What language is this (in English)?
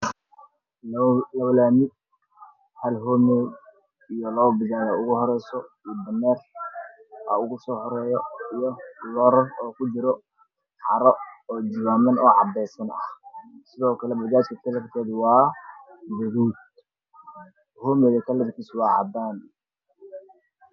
Somali